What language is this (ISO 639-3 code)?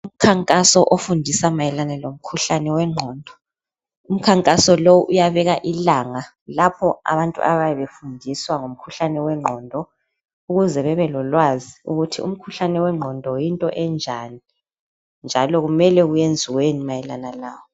nde